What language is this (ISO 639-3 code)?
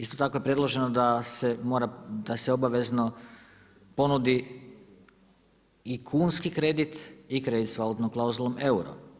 hrv